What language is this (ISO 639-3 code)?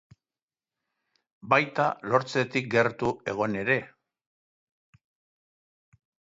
eus